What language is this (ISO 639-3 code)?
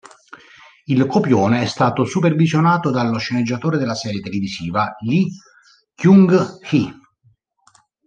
ita